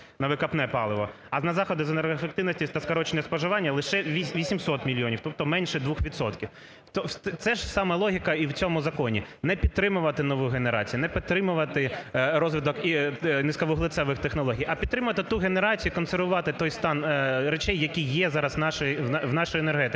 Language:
Ukrainian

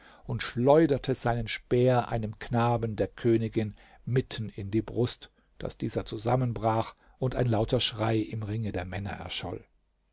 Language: German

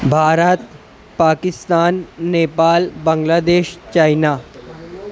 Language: Urdu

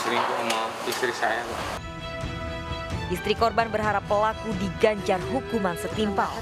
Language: Indonesian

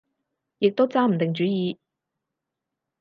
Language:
Cantonese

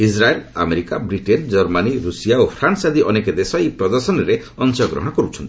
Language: Odia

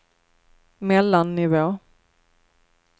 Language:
Swedish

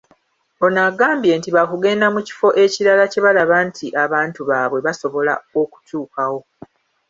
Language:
Ganda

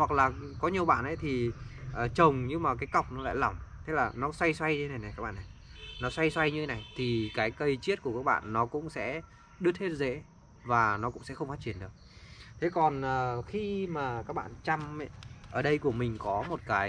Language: Vietnamese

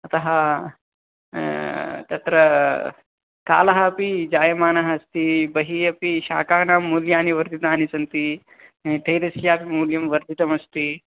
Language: Sanskrit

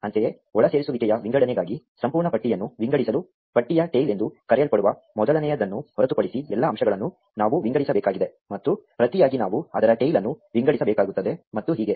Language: Kannada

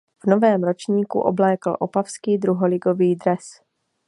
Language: Czech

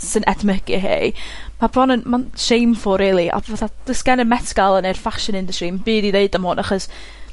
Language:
Welsh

